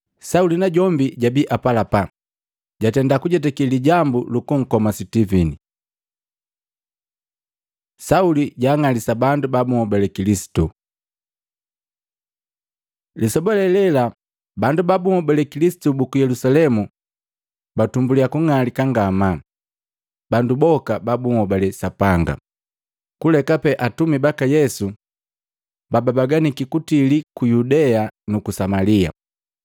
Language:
Matengo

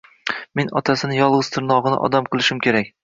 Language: Uzbek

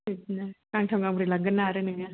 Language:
Bodo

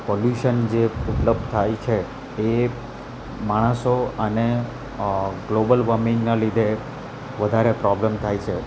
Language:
Gujarati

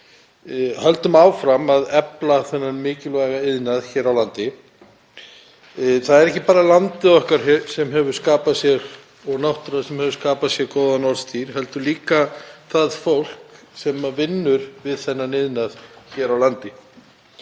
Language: Icelandic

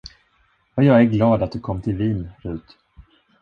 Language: Swedish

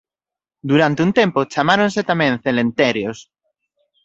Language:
Galician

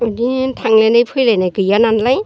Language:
Bodo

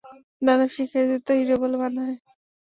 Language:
Bangla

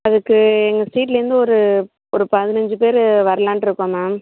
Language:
Tamil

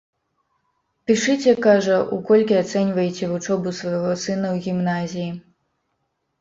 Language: Belarusian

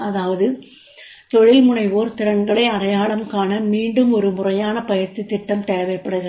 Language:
Tamil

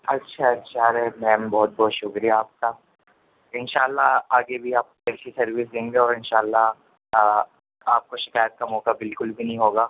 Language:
Urdu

